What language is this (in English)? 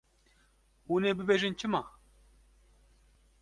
Kurdish